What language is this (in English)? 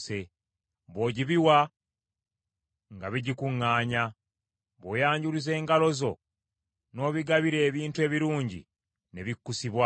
Ganda